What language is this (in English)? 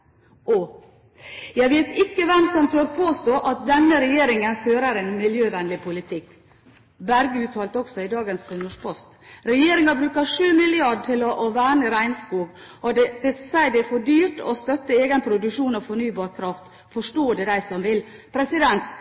Norwegian Bokmål